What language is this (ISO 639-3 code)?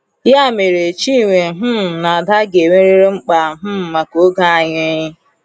ibo